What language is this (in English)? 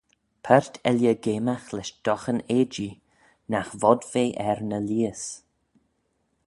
Manx